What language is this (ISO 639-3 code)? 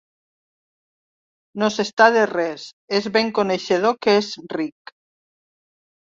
cat